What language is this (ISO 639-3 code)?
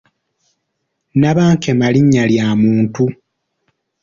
lug